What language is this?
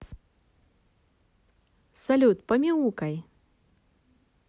Russian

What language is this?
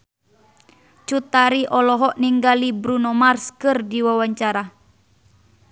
Sundanese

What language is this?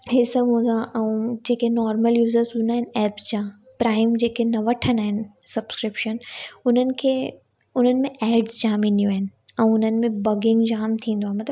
Sindhi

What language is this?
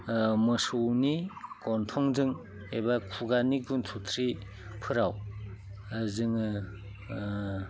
Bodo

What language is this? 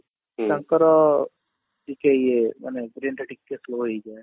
Odia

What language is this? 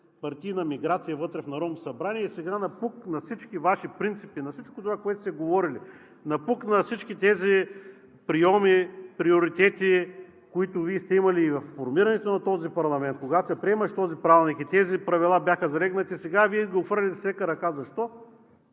Bulgarian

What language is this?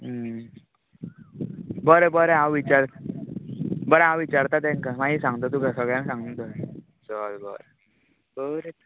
Konkani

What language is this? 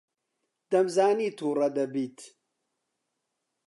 Central Kurdish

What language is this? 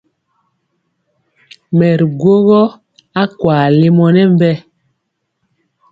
Mpiemo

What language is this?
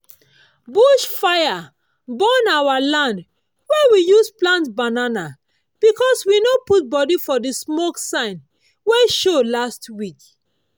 Nigerian Pidgin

